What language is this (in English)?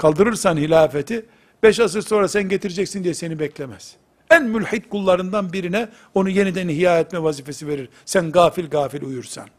Turkish